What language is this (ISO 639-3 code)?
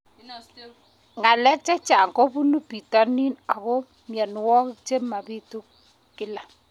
kln